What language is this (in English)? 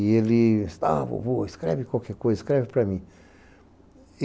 Portuguese